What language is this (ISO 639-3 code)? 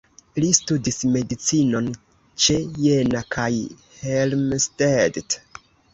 epo